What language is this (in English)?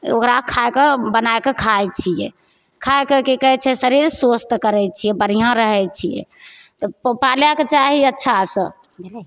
Maithili